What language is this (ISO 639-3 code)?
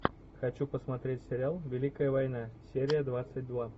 rus